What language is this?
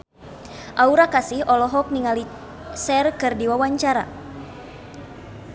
Sundanese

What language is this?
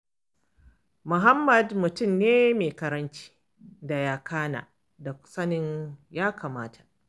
Hausa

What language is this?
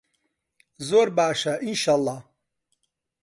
Central Kurdish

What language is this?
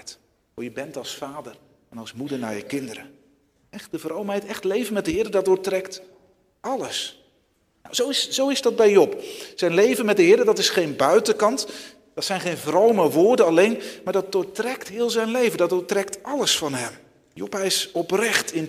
Dutch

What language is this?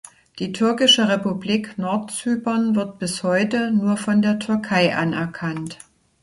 German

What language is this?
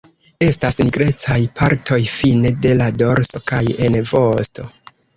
Esperanto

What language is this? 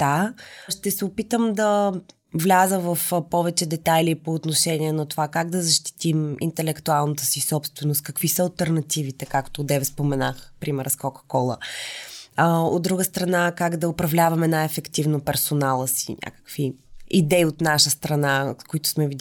Bulgarian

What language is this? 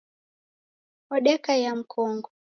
Taita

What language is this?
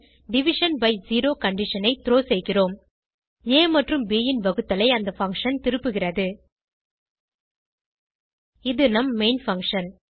Tamil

